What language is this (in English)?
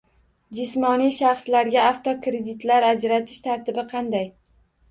Uzbek